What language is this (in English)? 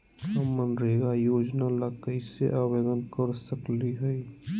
Magahi